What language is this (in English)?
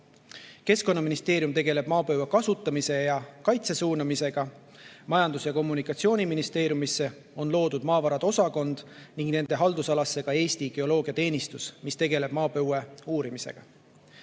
Estonian